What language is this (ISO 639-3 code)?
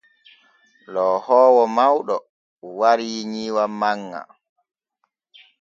fue